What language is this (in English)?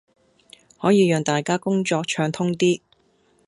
Cantonese